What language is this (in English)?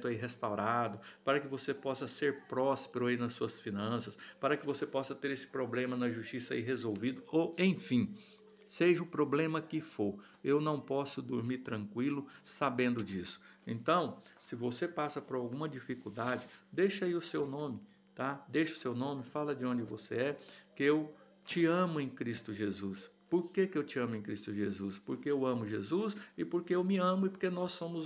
Portuguese